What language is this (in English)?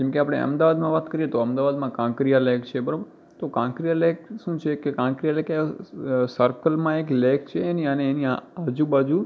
Gujarati